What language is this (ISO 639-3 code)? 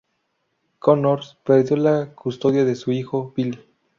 spa